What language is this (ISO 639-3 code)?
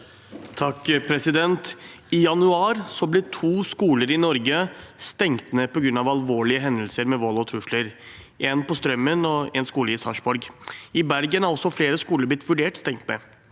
nor